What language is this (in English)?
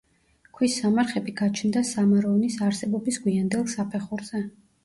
Georgian